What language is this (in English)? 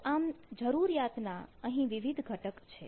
Gujarati